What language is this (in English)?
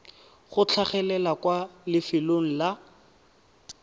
Tswana